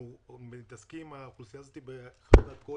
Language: Hebrew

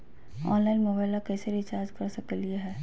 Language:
Magahi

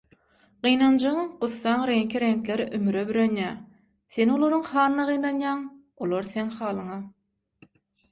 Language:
Turkmen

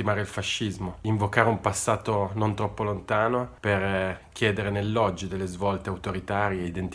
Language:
Italian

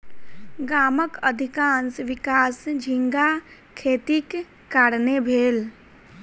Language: Maithili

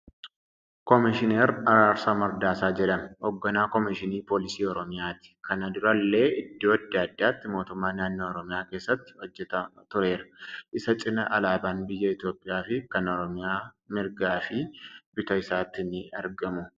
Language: Oromo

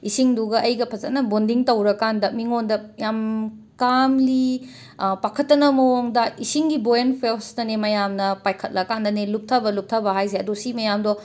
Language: Manipuri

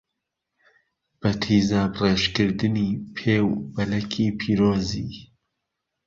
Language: Central Kurdish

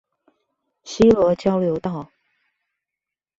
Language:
Chinese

